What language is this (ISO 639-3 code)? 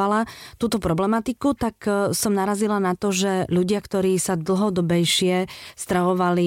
slk